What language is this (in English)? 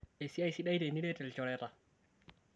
Masai